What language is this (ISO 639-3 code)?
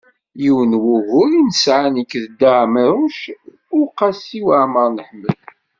kab